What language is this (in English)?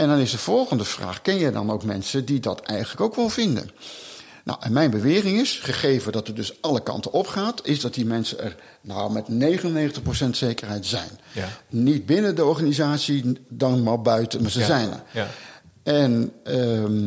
Dutch